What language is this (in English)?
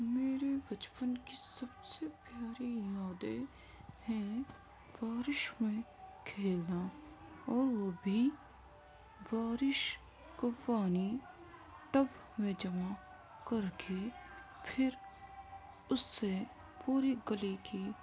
Urdu